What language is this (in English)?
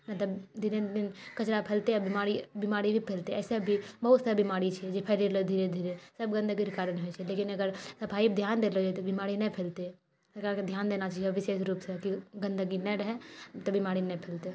Maithili